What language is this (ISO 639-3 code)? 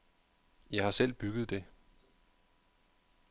dan